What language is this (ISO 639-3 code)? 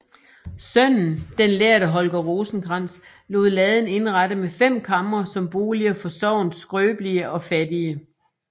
dan